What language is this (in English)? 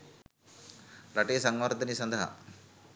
Sinhala